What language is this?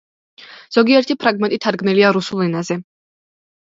Georgian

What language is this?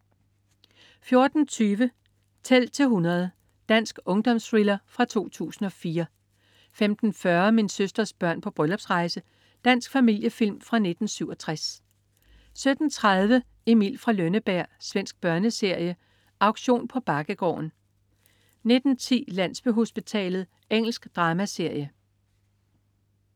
Danish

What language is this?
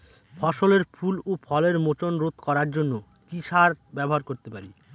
Bangla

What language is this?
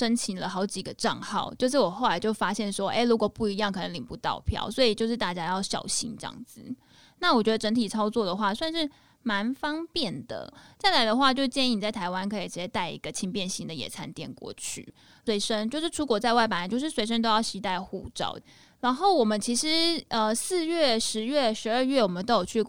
Chinese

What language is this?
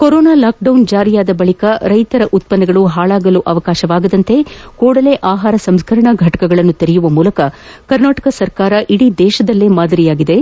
Kannada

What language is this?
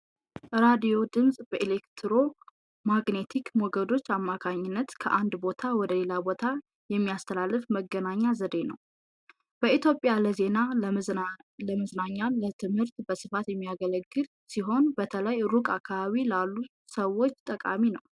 Amharic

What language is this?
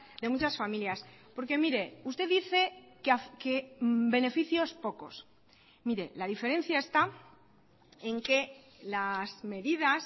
Spanish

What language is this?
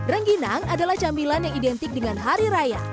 Indonesian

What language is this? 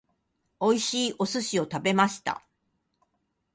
Japanese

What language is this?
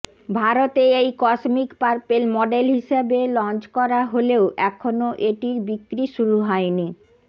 Bangla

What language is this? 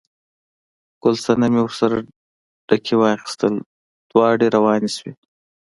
Pashto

